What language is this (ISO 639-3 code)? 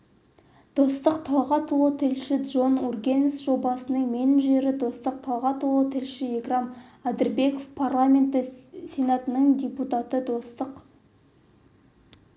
kaz